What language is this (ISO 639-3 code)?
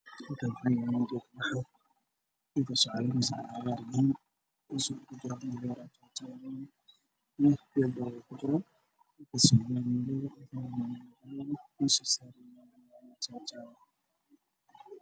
som